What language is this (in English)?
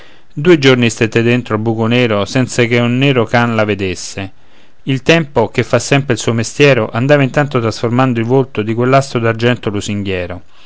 Italian